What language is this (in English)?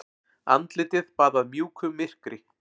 Icelandic